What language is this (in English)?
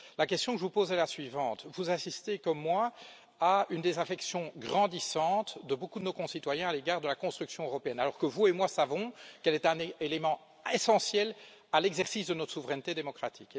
French